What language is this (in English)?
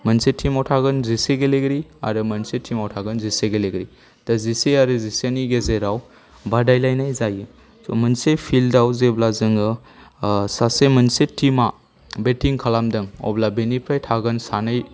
Bodo